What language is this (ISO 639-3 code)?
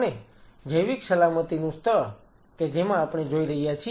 guj